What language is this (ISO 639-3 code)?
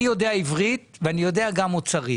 heb